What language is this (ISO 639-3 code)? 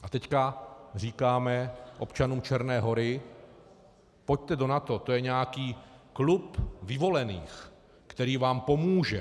ces